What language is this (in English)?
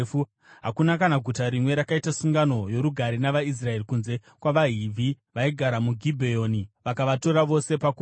Shona